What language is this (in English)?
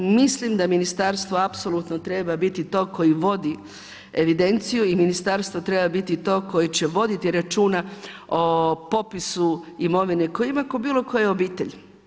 Croatian